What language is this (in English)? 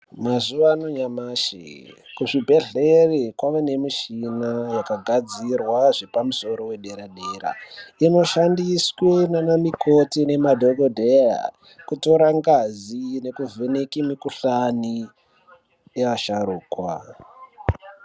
Ndau